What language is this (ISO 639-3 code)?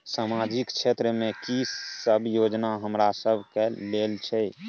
mai